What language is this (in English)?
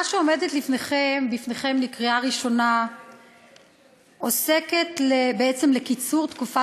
Hebrew